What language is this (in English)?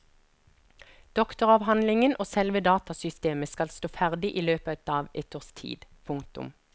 Norwegian